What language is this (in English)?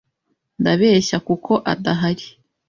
Kinyarwanda